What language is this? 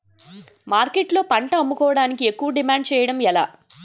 Telugu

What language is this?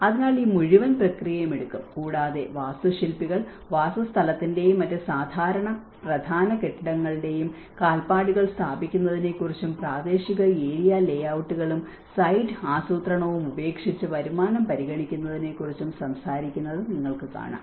Malayalam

